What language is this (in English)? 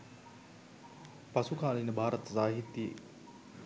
Sinhala